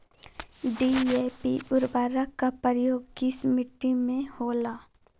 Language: Magahi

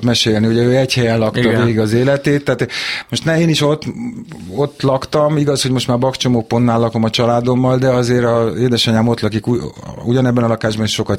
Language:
Hungarian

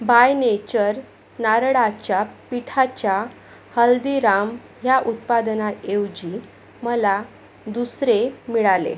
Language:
Marathi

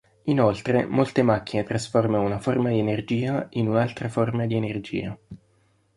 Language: Italian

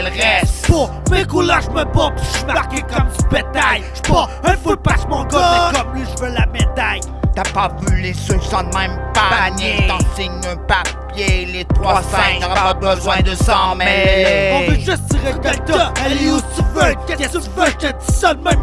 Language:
French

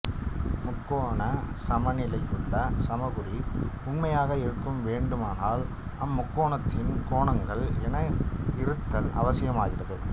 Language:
Tamil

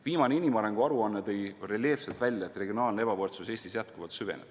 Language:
Estonian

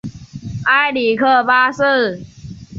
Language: Chinese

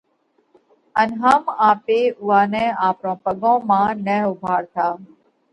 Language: Parkari Koli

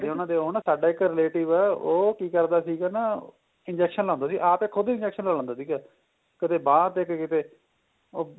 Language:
Punjabi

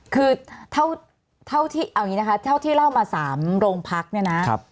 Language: Thai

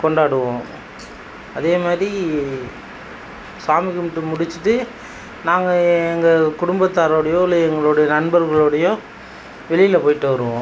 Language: Tamil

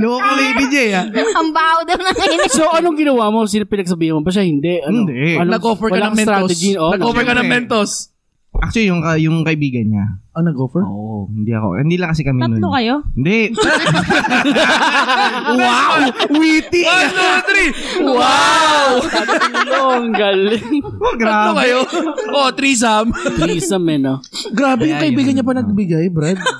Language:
Filipino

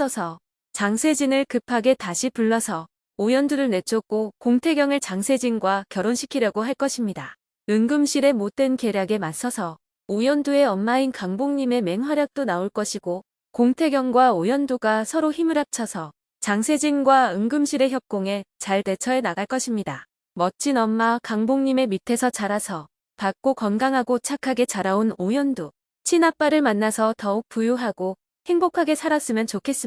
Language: Korean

